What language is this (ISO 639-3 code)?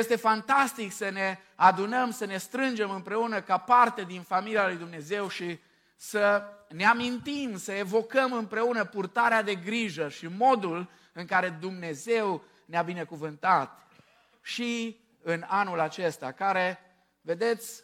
ron